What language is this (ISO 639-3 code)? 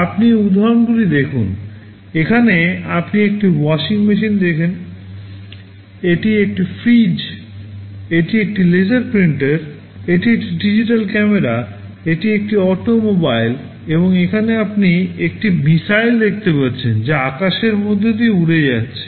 ben